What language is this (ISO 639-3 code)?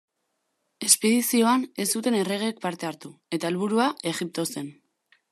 eus